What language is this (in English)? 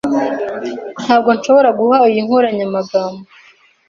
Kinyarwanda